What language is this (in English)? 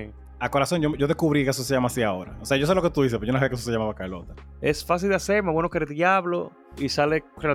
Spanish